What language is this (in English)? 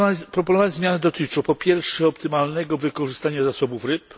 Polish